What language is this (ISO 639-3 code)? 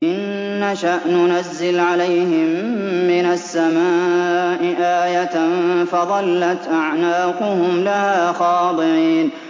ara